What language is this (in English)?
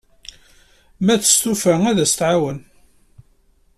Kabyle